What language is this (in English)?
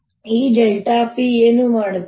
Kannada